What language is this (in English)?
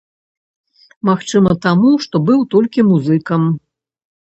Belarusian